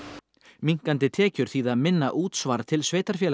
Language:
Icelandic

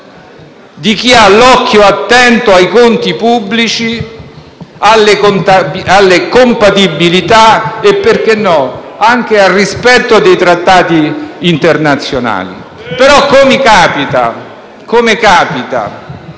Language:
Italian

